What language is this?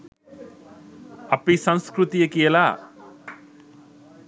Sinhala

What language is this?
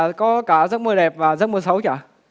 Vietnamese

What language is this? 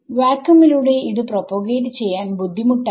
Malayalam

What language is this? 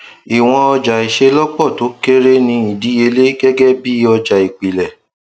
Yoruba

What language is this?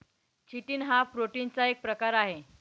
Marathi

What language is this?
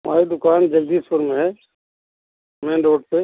Hindi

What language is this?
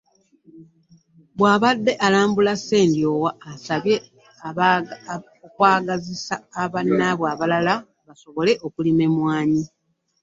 Ganda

